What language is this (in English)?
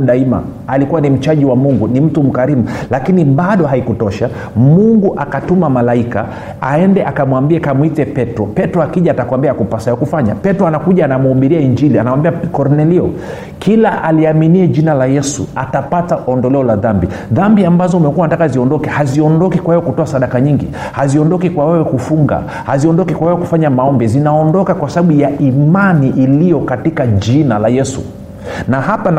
Swahili